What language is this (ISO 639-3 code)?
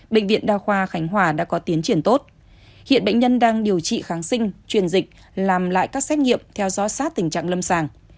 vie